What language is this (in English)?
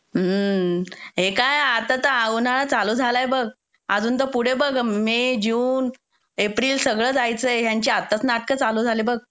Marathi